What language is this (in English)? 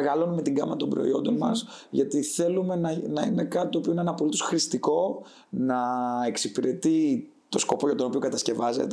Greek